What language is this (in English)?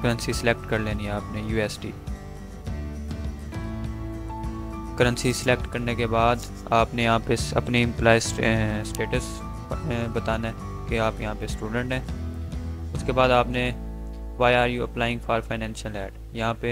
Hindi